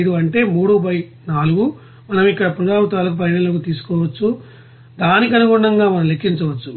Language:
Telugu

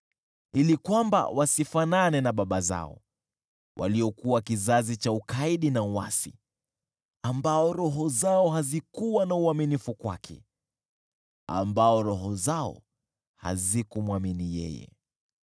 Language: Swahili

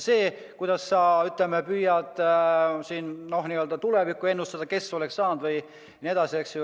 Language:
Estonian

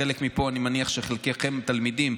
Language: Hebrew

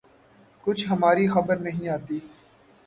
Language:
Urdu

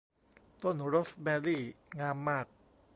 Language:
Thai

